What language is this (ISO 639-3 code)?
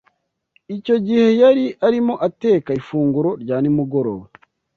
kin